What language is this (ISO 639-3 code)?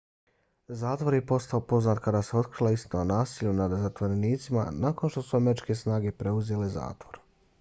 bos